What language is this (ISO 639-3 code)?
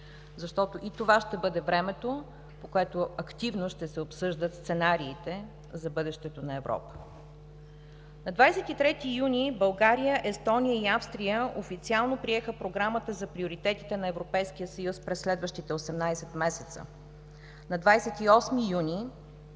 bul